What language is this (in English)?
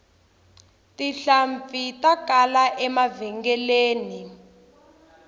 Tsonga